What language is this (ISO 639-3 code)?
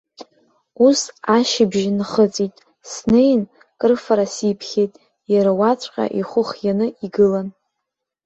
abk